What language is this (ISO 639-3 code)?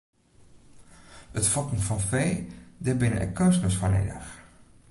fry